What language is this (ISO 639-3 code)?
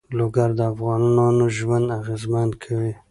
pus